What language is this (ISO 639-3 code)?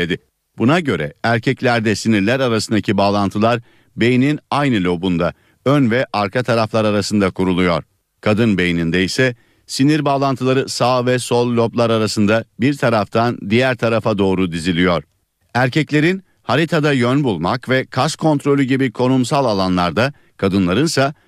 tur